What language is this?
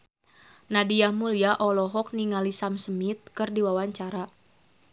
Sundanese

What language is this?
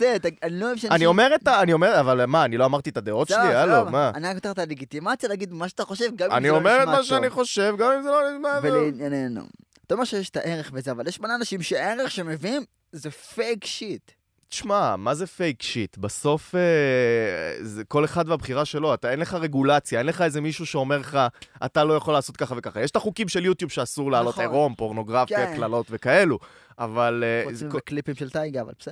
Hebrew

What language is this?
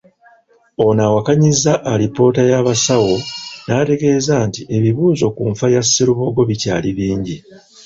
Ganda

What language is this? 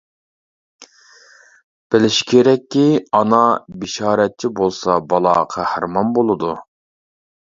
Uyghur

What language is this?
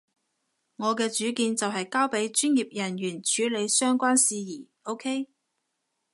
Cantonese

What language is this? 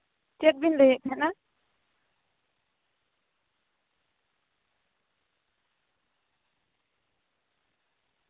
Santali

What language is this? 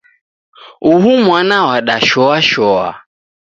Taita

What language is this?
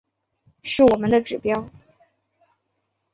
Chinese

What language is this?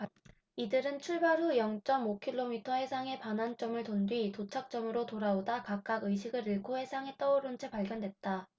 Korean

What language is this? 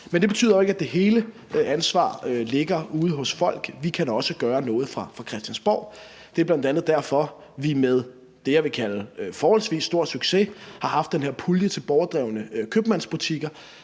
Danish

